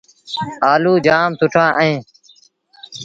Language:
Sindhi Bhil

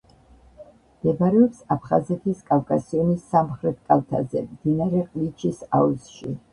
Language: Georgian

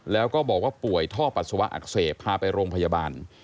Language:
Thai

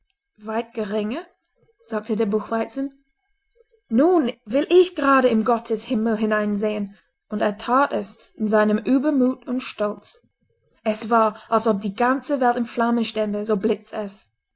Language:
German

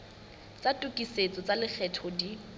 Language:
Southern Sotho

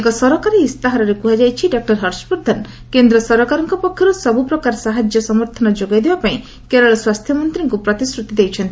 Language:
Odia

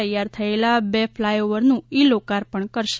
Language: Gujarati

